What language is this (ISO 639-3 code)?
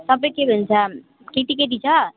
nep